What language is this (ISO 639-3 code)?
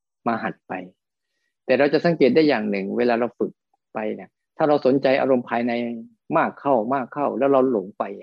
tha